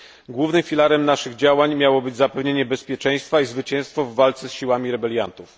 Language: Polish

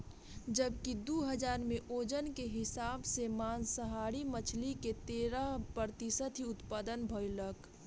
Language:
Bhojpuri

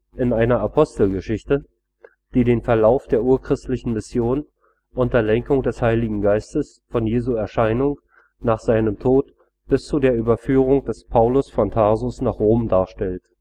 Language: German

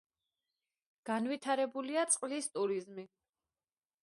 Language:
Georgian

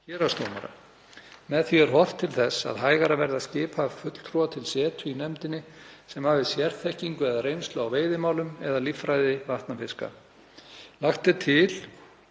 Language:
Icelandic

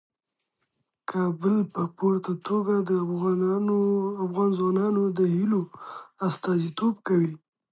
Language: Pashto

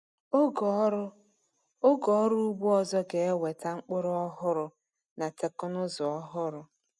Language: Igbo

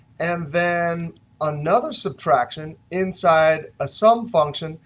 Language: English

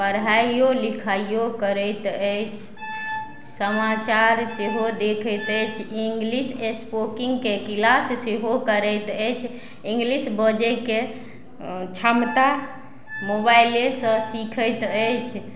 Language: Maithili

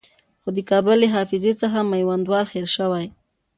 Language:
Pashto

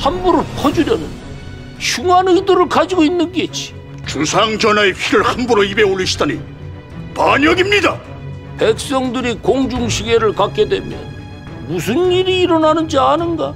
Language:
Korean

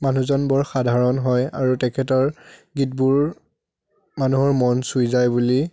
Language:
Assamese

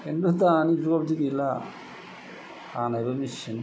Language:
Bodo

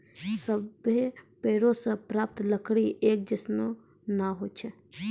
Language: Maithili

